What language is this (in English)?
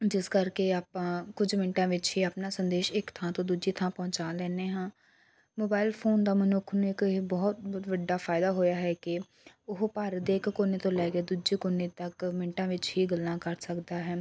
Punjabi